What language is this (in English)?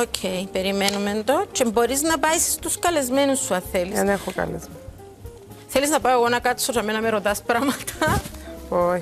Greek